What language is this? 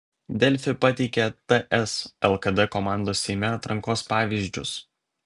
Lithuanian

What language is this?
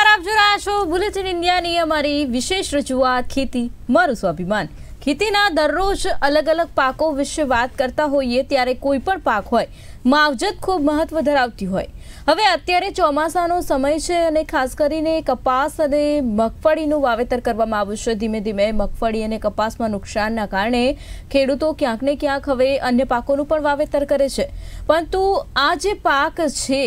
Hindi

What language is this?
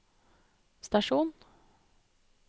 Norwegian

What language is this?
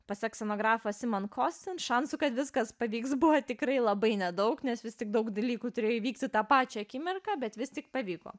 Lithuanian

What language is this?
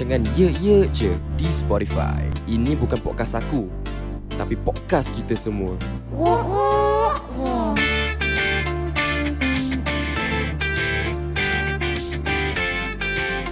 Malay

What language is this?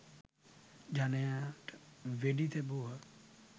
Sinhala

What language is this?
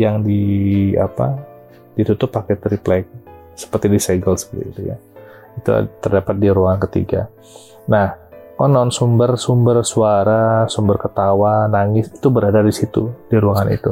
Indonesian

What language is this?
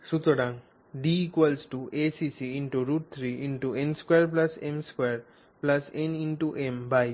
Bangla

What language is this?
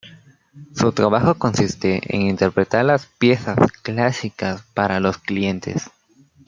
Spanish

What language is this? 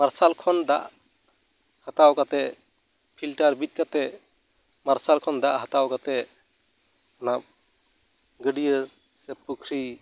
Santali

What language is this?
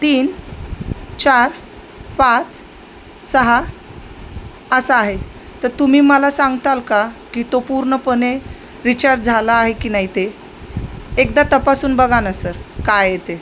Marathi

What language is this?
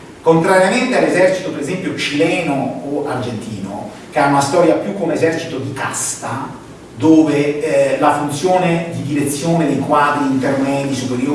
Italian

